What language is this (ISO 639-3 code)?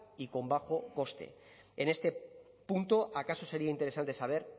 spa